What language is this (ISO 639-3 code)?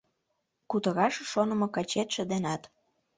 chm